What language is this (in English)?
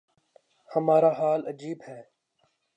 Urdu